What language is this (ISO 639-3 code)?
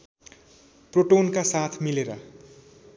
nep